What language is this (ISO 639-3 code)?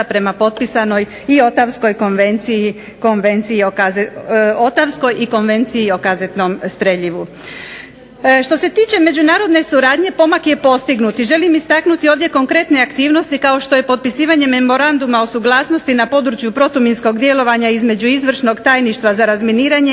hrv